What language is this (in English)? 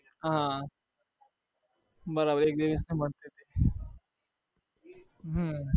Gujarati